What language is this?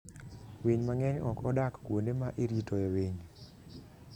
Luo (Kenya and Tanzania)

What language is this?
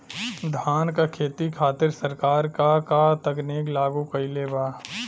Bhojpuri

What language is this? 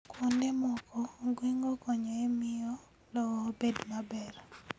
Luo (Kenya and Tanzania)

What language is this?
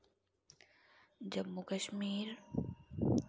Dogri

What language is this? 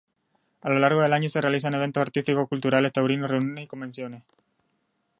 Spanish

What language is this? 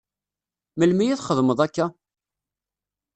Kabyle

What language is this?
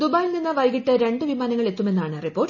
Malayalam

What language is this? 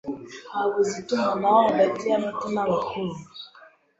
Kinyarwanda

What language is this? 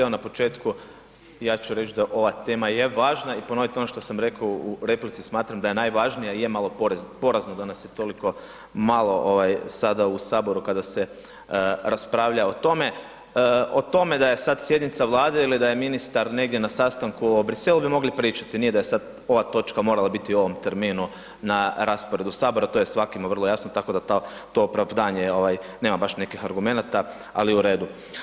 Croatian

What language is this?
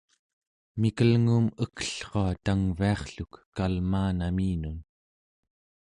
Central Yupik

